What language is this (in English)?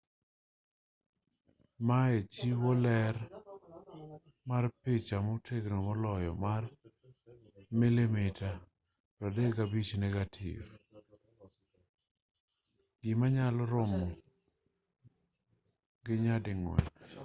Luo (Kenya and Tanzania)